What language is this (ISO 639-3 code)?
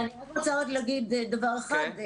heb